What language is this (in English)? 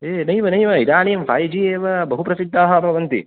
Sanskrit